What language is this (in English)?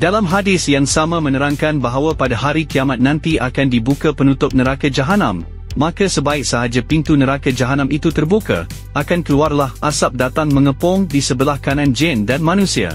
Malay